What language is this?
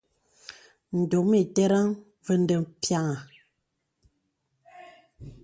Bebele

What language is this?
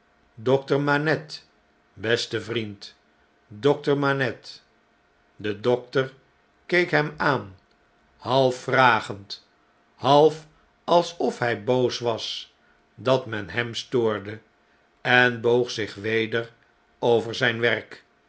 Dutch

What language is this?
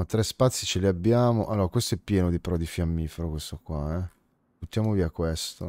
Italian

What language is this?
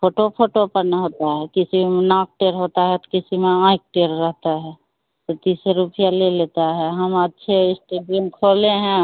Hindi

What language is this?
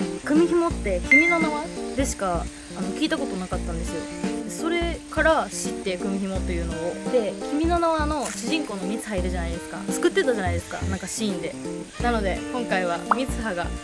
Japanese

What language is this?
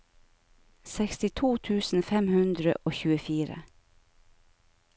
Norwegian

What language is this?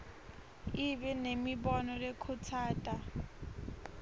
Swati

